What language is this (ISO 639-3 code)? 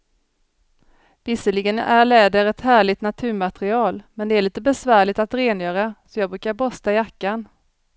swe